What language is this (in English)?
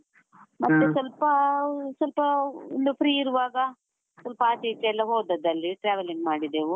Kannada